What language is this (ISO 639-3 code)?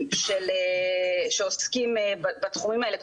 heb